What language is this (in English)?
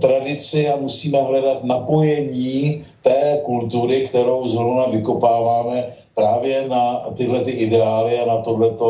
Czech